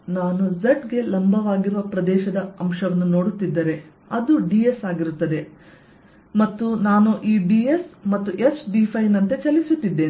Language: Kannada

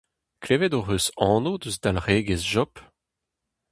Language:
Breton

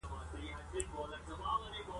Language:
Pashto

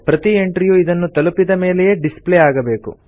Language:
Kannada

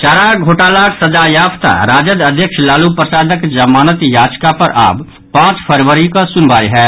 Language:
Maithili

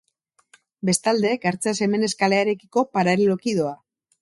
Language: Basque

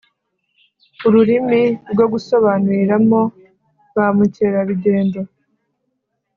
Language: Kinyarwanda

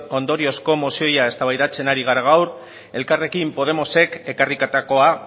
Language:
Basque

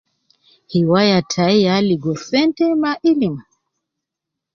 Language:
Nubi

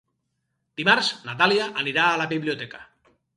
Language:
Catalan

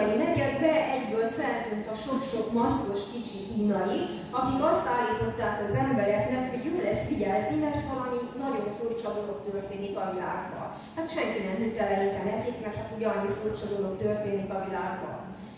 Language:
Hungarian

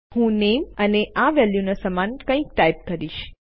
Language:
Gujarati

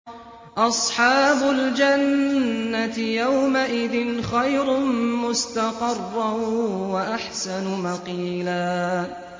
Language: Arabic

